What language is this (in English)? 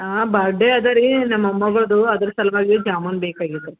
Kannada